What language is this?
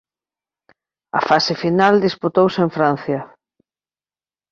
Galician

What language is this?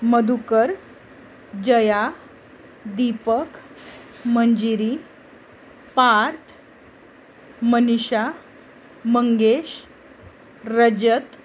Marathi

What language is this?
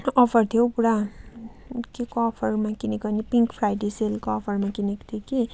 Nepali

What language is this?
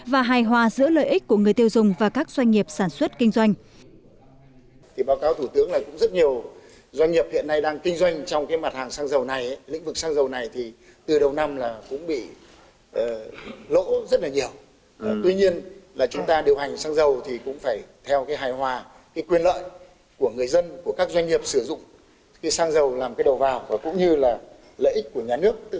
Vietnamese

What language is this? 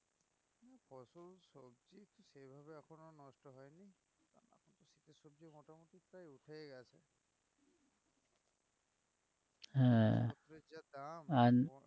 Bangla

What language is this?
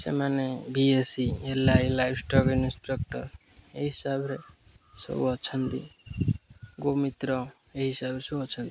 Odia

